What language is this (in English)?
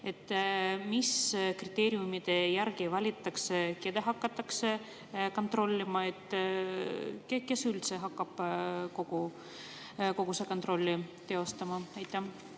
Estonian